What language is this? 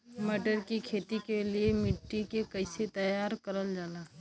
Bhojpuri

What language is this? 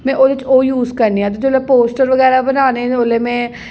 Dogri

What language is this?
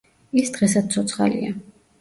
Georgian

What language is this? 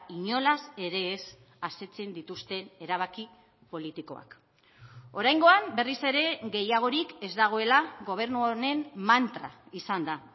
Basque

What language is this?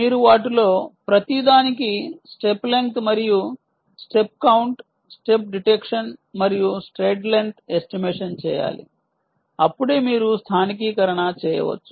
Telugu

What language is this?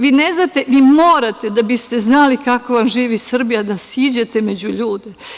Serbian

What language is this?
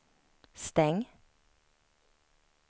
Swedish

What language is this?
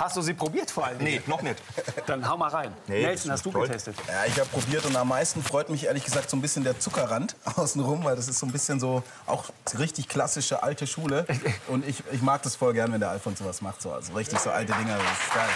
German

